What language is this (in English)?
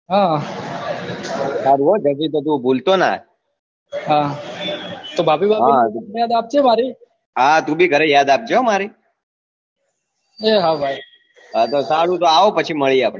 Gujarati